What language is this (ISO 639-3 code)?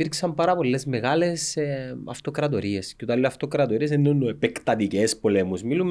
ell